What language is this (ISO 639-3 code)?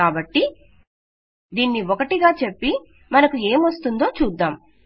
tel